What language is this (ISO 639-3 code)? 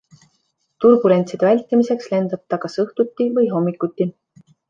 est